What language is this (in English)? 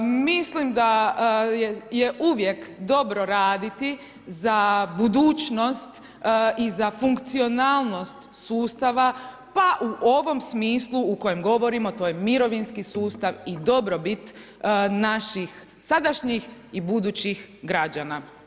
Croatian